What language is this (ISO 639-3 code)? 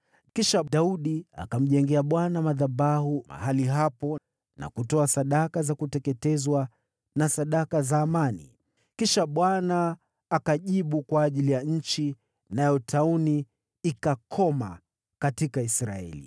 swa